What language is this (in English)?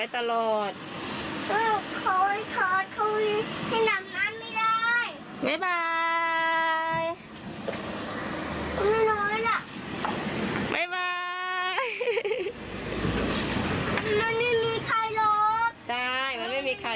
Thai